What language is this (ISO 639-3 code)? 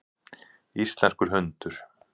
isl